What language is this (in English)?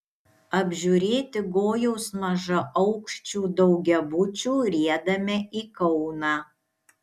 Lithuanian